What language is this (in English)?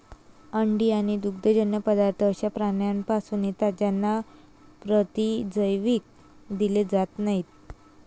Marathi